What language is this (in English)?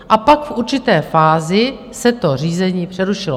Czech